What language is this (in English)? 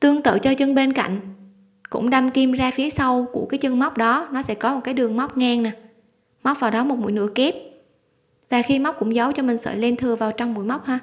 Vietnamese